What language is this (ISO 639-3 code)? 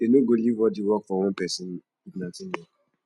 pcm